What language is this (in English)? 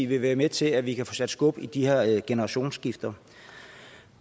Danish